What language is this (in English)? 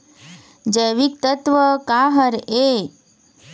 Chhattisgarhi